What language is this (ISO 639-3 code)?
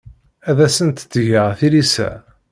kab